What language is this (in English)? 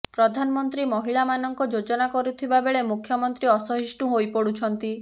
Odia